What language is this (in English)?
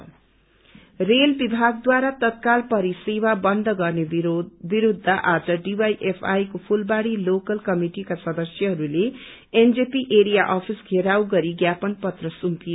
Nepali